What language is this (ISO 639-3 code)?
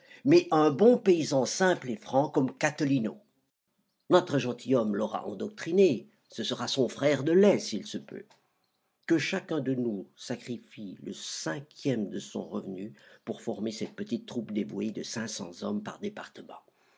fra